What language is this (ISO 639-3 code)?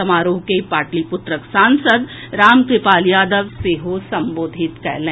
mai